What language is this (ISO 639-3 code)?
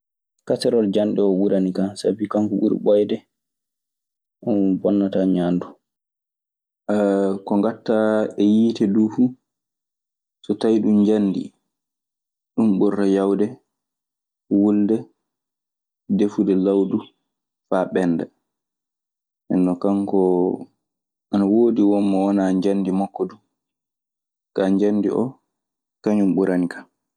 ffm